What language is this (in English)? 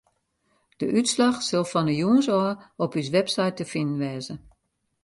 Western Frisian